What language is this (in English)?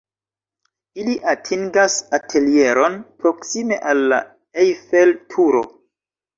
Esperanto